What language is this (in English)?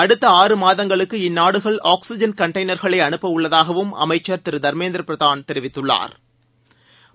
Tamil